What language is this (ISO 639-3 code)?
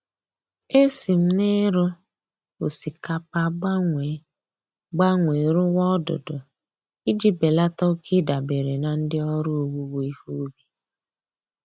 ibo